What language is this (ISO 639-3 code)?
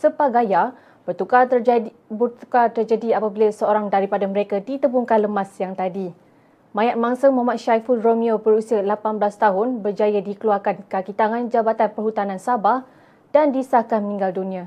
msa